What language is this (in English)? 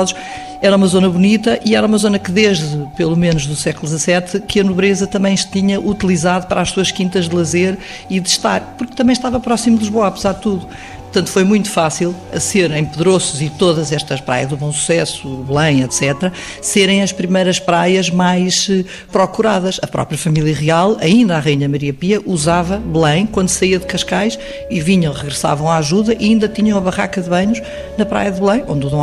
Portuguese